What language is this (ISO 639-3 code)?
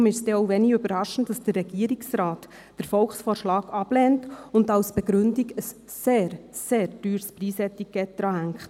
gsw